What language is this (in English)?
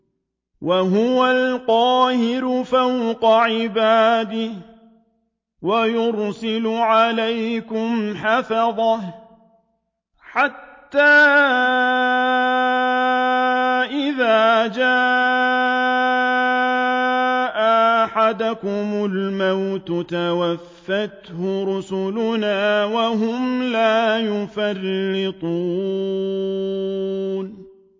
Arabic